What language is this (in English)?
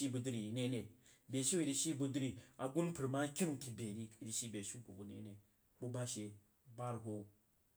Jiba